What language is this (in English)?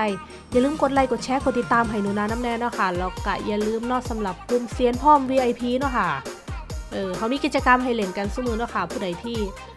Thai